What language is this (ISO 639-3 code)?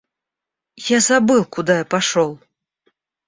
rus